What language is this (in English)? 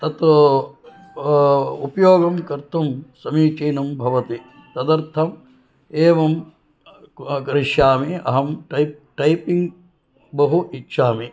Sanskrit